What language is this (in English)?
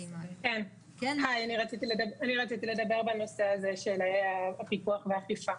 Hebrew